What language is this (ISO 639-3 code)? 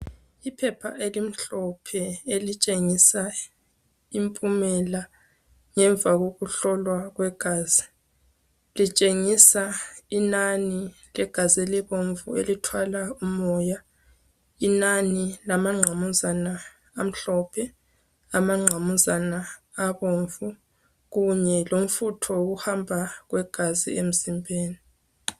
nde